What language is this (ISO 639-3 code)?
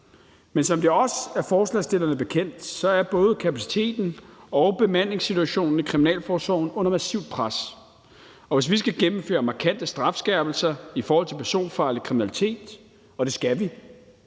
dan